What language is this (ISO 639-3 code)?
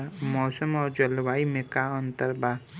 bho